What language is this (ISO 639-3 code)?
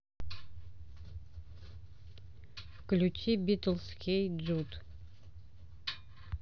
rus